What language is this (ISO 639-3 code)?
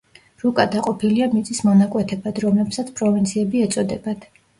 kat